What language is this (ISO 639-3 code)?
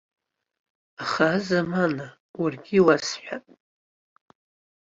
abk